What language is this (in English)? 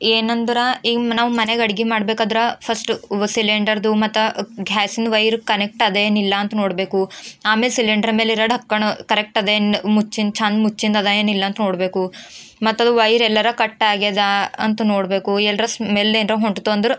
Kannada